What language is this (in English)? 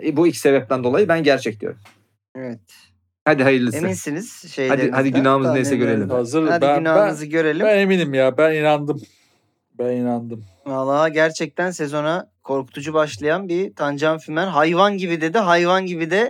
Turkish